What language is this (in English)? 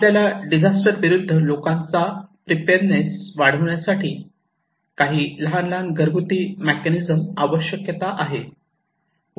Marathi